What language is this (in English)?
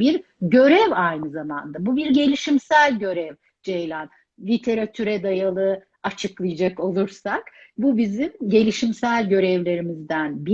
Turkish